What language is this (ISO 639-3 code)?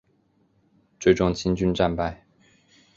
zho